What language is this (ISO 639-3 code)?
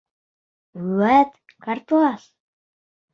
bak